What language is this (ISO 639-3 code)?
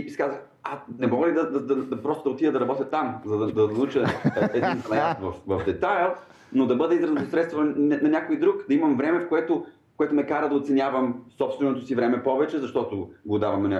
bul